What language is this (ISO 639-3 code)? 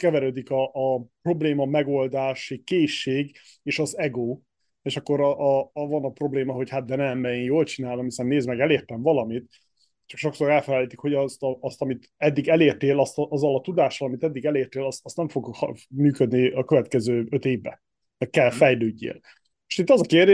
hun